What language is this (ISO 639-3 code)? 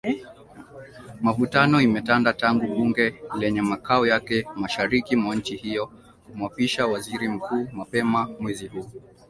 swa